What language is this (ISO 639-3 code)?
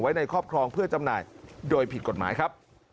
tha